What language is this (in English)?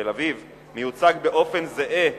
Hebrew